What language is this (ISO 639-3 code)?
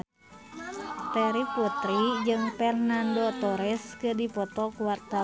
sun